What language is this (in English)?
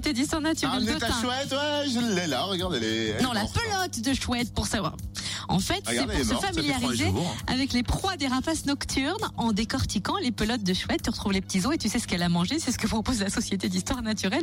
French